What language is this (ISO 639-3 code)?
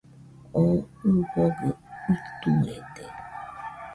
hux